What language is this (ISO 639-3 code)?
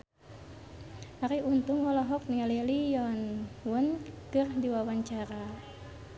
sun